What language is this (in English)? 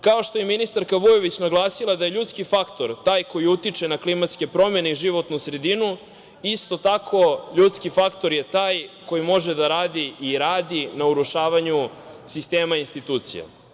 Serbian